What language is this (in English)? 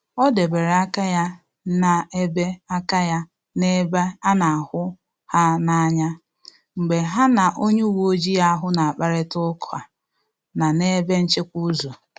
Igbo